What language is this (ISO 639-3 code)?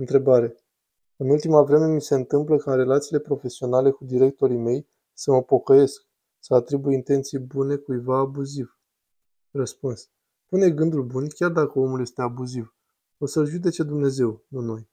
ron